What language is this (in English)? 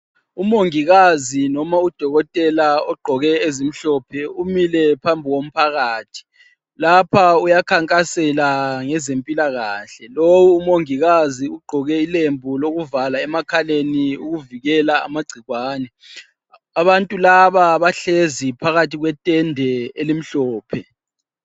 North Ndebele